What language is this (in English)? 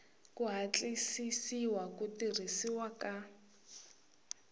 Tsonga